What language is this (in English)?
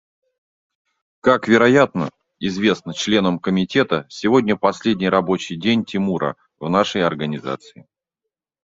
Russian